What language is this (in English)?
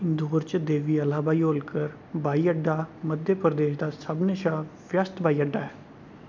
Dogri